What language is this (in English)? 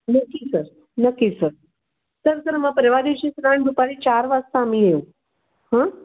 Marathi